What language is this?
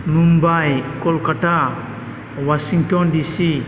Bodo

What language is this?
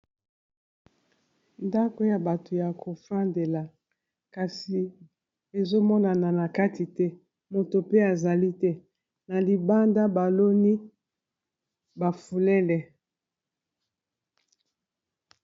Lingala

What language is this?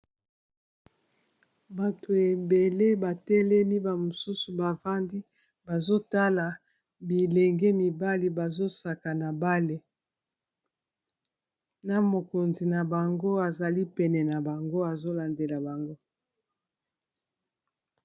Lingala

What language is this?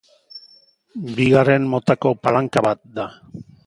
Basque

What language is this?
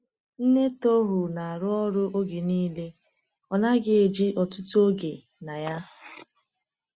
Igbo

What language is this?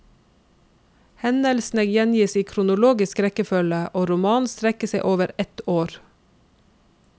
Norwegian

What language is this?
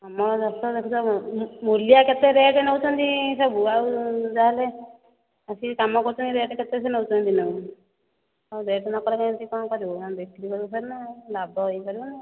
Odia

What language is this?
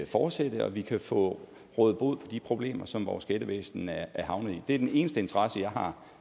Danish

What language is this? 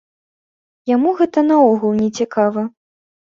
Belarusian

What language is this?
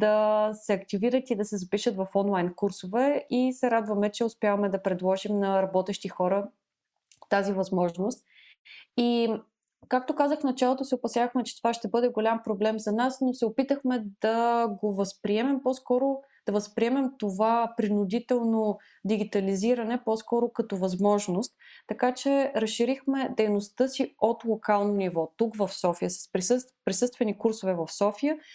Bulgarian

